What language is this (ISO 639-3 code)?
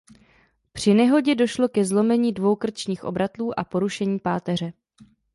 ces